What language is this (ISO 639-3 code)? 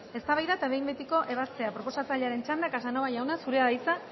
eus